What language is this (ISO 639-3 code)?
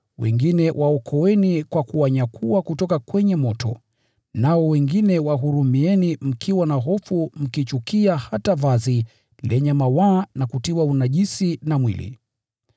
swa